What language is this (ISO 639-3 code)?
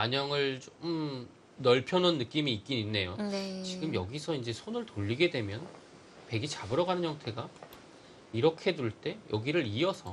kor